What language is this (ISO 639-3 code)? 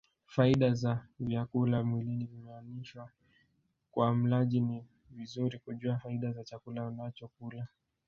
swa